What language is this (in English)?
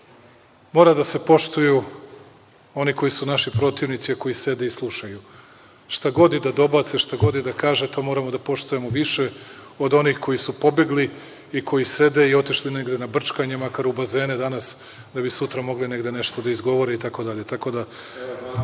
Serbian